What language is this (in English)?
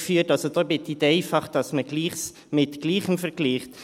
Swiss German